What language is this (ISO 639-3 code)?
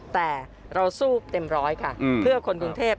tha